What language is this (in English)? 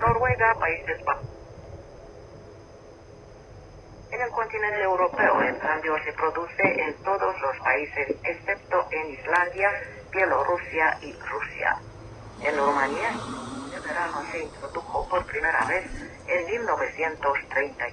Spanish